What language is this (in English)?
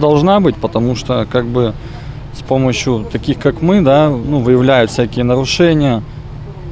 Russian